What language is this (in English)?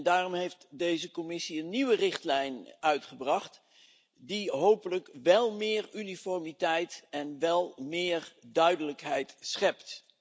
Dutch